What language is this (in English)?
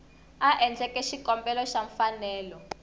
Tsonga